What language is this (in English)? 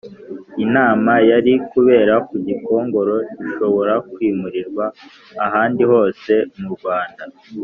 Kinyarwanda